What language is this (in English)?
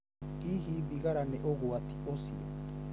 Kikuyu